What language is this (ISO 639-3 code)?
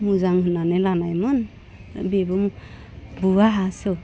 brx